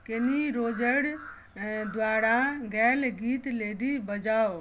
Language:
Maithili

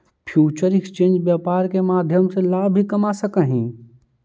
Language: Magahi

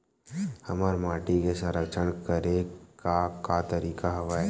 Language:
Chhattisgarhi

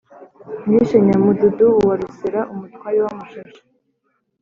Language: Kinyarwanda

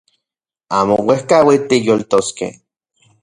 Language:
Central Puebla Nahuatl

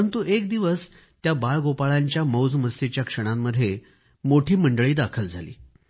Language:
Marathi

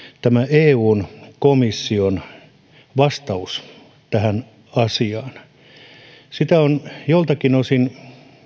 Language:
Finnish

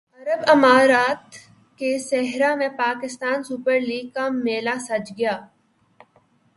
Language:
Urdu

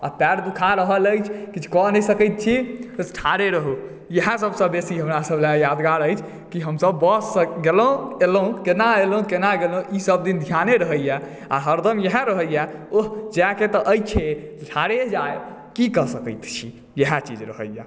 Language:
Maithili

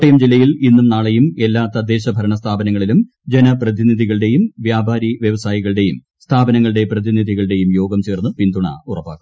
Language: Malayalam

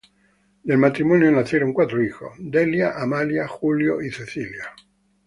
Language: Spanish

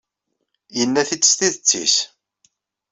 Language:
Kabyle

